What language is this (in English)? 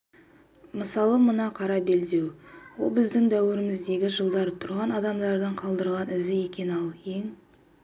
Kazakh